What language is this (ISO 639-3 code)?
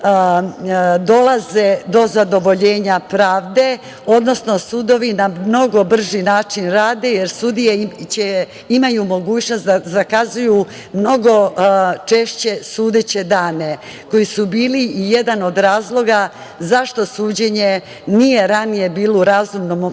srp